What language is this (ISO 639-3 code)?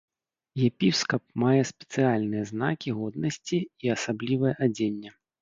bel